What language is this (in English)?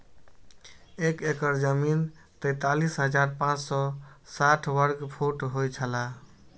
Maithili